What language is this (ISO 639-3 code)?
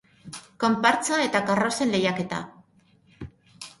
eus